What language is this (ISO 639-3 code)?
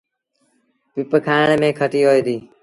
sbn